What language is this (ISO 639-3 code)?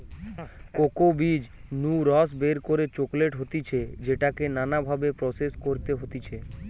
ben